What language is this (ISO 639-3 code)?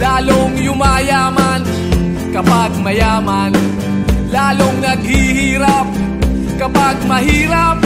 fil